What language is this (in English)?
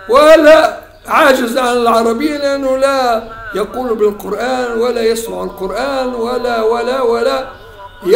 Arabic